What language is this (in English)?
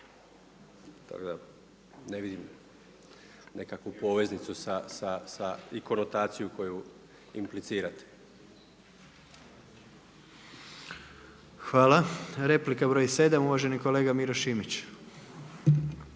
Croatian